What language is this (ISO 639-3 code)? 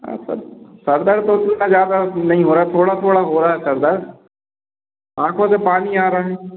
hin